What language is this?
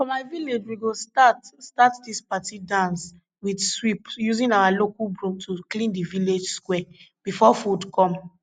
Nigerian Pidgin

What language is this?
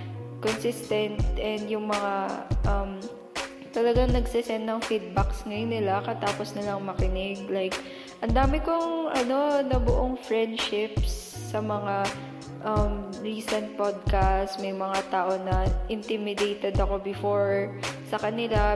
Filipino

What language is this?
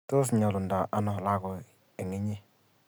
Kalenjin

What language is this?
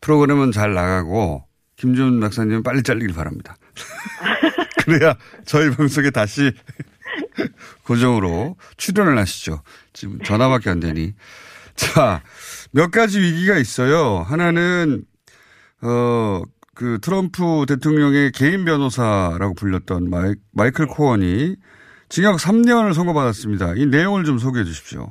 Korean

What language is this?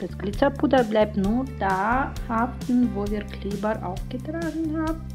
German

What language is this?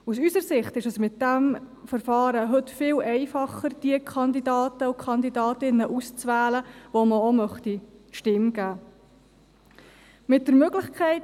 Swiss German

